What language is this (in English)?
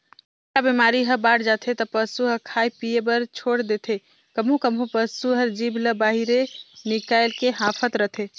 Chhattisgarhi